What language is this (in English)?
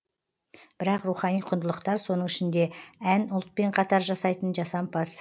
Kazakh